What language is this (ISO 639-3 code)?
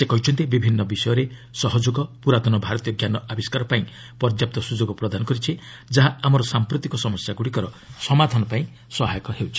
ori